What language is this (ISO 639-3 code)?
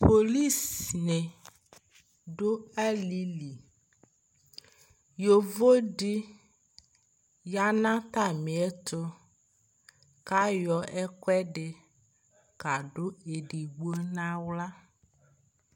kpo